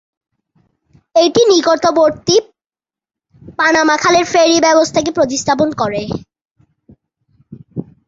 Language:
Bangla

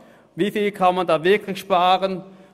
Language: Swiss German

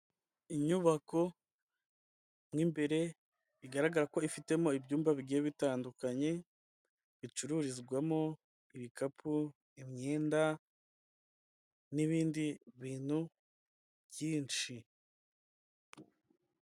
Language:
Kinyarwanda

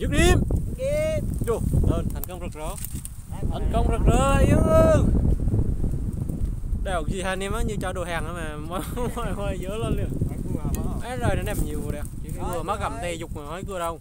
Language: Vietnamese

